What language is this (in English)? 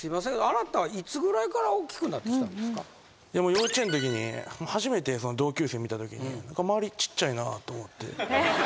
Japanese